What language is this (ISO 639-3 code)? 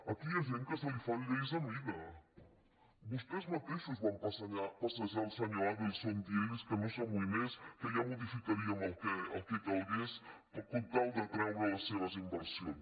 cat